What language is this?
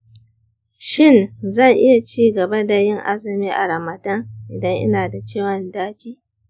Hausa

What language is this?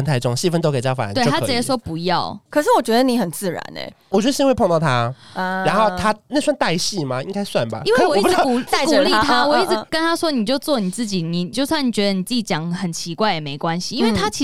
Chinese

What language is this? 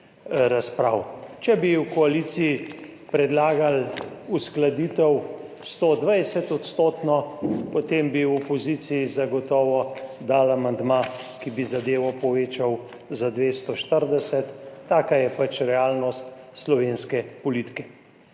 Slovenian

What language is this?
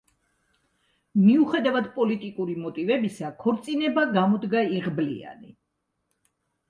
Georgian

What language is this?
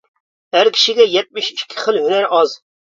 Uyghur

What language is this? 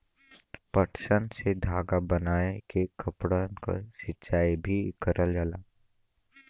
Bhojpuri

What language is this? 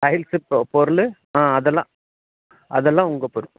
Tamil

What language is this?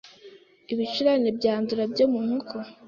Kinyarwanda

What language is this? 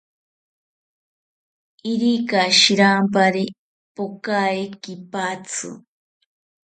South Ucayali Ashéninka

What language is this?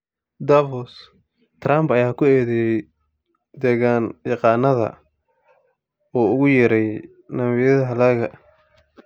Somali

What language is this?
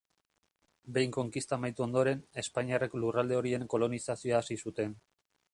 Basque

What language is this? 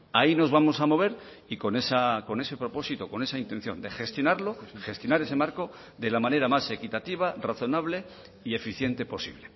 Spanish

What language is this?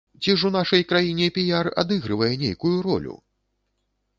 Belarusian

